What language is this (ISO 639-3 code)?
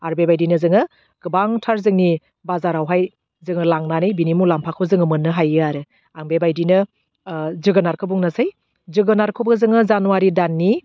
brx